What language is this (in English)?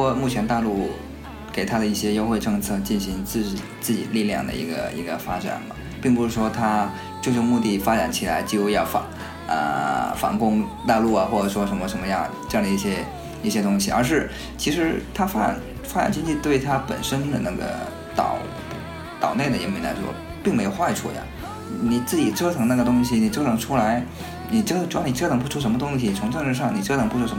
Chinese